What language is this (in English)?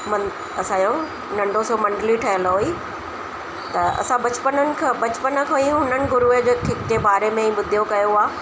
Sindhi